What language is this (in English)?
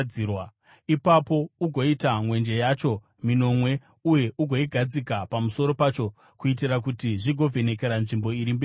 Shona